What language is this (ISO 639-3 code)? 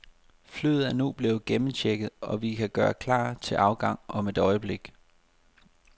dan